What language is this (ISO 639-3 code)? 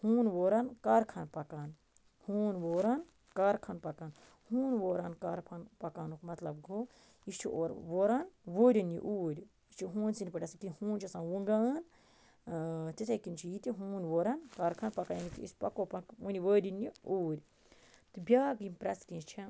kas